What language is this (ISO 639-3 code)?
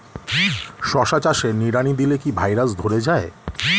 ben